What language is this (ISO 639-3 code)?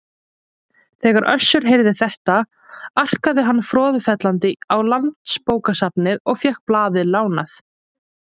isl